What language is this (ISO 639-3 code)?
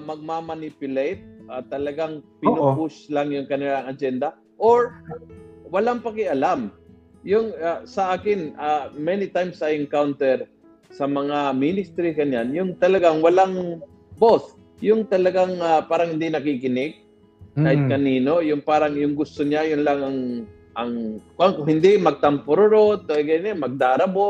fil